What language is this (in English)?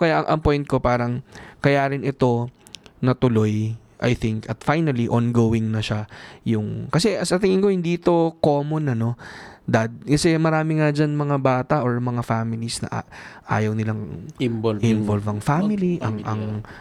Filipino